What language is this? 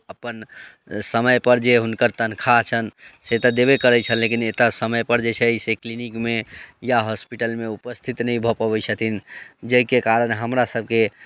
Maithili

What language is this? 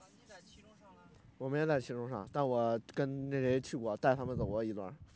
Chinese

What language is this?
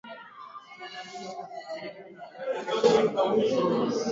Swahili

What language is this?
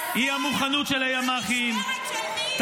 Hebrew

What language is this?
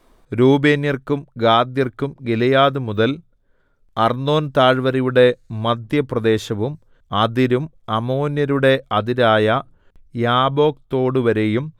Malayalam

